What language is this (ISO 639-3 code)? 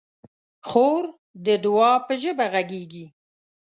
pus